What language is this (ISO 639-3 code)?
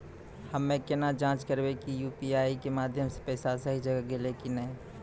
mai